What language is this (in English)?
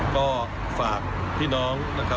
Thai